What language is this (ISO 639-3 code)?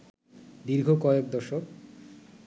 ben